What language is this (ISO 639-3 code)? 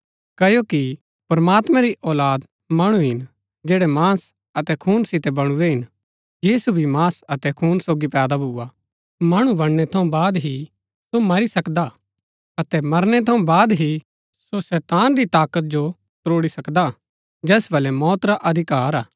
gbk